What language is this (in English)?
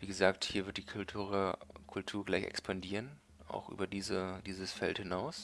German